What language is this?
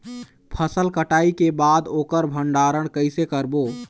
Chhattisgarhi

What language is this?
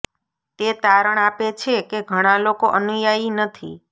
Gujarati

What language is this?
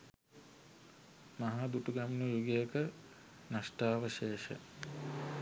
Sinhala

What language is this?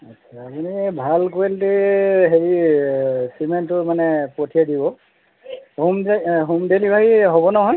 Assamese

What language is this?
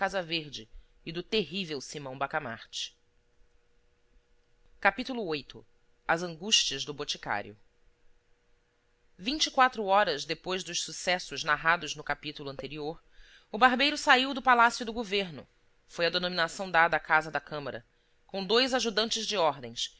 Portuguese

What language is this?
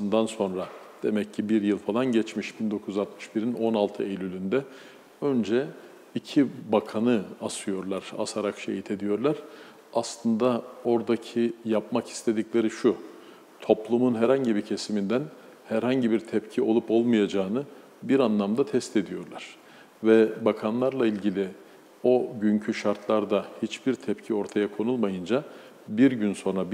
Turkish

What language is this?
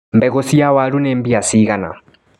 Kikuyu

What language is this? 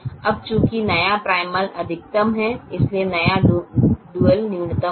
Hindi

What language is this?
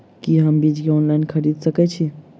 Maithili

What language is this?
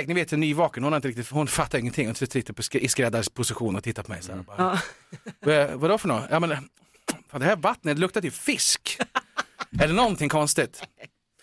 Swedish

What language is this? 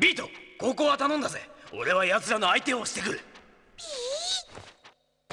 Japanese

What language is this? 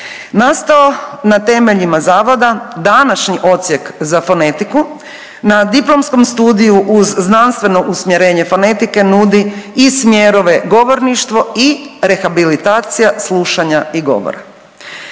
Croatian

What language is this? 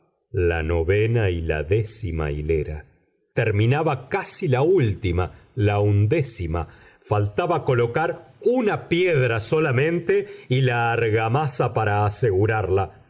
Spanish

